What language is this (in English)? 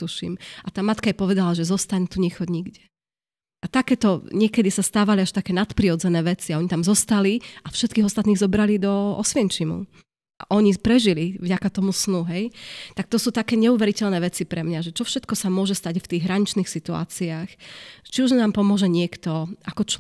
Slovak